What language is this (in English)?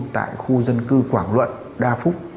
Vietnamese